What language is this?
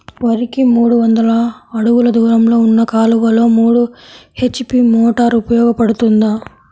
Telugu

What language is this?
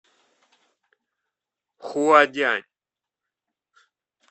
Russian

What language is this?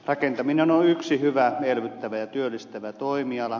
Finnish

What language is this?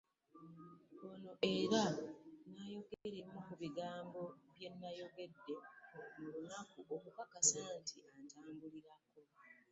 Ganda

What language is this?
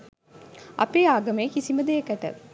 Sinhala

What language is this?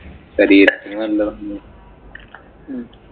Malayalam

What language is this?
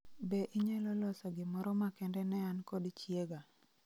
Luo (Kenya and Tanzania)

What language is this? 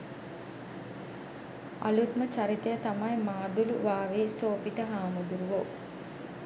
Sinhala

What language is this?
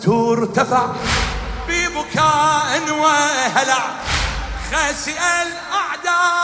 Arabic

